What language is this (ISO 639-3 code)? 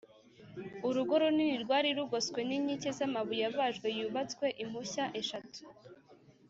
kin